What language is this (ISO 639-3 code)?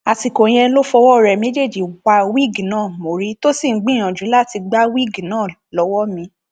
yor